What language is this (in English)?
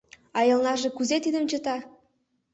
Mari